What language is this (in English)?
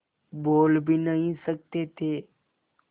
Hindi